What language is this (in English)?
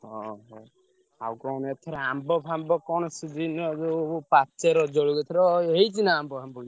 Odia